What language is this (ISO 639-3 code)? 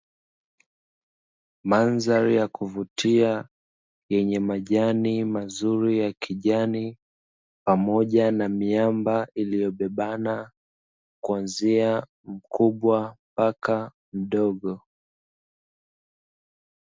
swa